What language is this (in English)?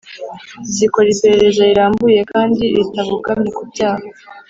Kinyarwanda